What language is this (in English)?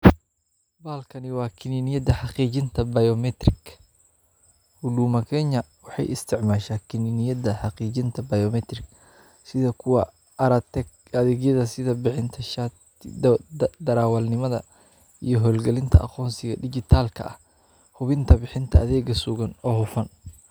Somali